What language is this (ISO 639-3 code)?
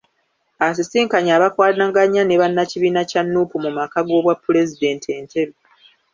lug